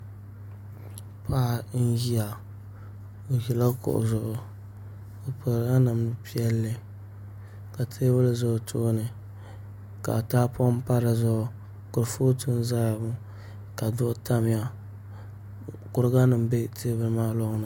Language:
Dagbani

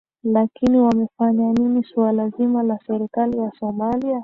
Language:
Swahili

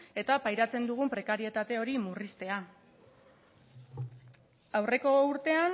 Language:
Basque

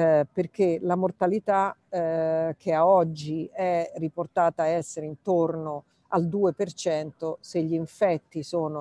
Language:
Italian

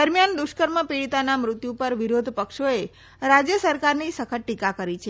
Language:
Gujarati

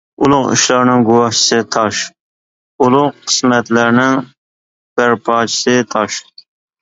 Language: Uyghur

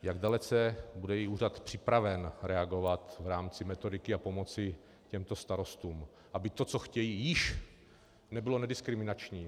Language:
Czech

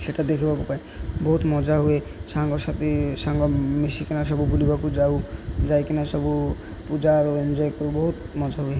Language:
Odia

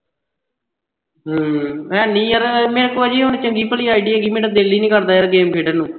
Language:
Punjabi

